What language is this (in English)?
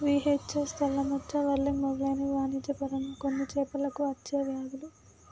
Telugu